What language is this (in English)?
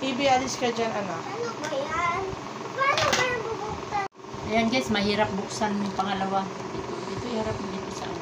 Filipino